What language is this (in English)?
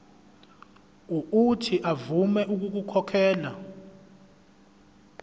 Zulu